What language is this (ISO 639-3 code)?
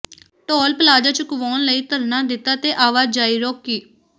pan